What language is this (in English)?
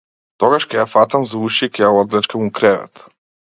Macedonian